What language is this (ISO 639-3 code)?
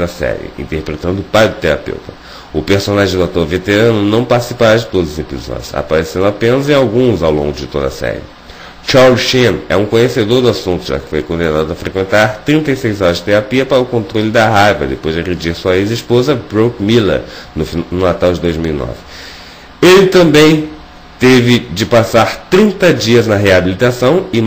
por